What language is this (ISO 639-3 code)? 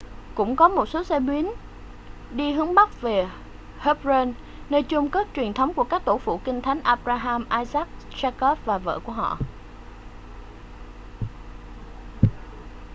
vie